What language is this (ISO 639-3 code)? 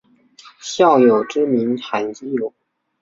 zho